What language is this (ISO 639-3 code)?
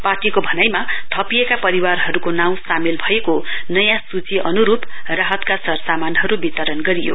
nep